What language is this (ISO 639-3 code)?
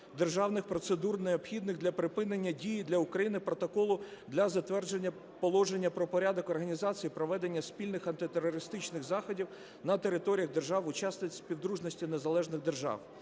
ukr